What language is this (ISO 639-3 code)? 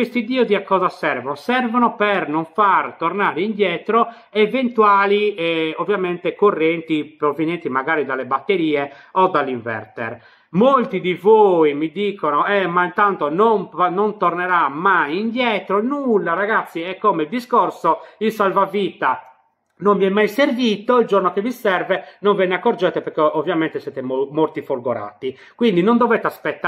ita